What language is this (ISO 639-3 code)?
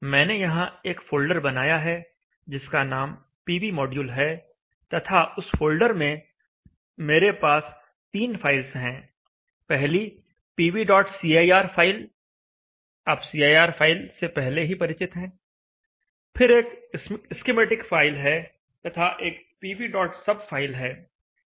hin